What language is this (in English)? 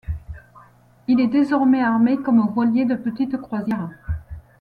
French